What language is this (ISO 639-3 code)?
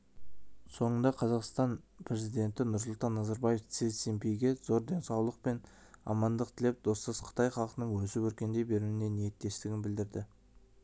kaz